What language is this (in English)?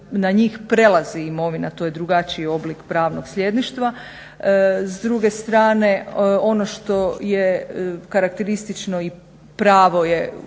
Croatian